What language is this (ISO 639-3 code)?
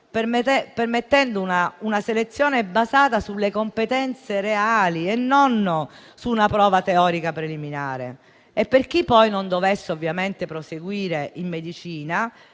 ita